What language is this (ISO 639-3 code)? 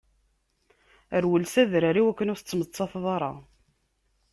kab